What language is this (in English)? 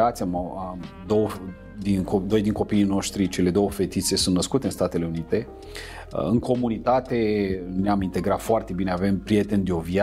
Romanian